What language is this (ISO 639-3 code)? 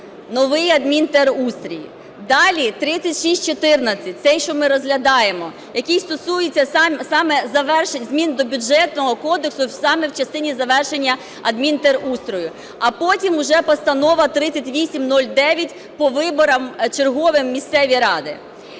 ukr